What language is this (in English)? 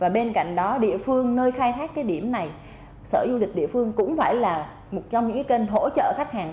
Vietnamese